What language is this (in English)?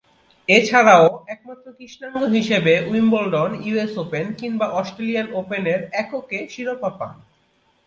Bangla